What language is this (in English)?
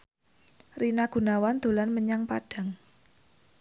Javanese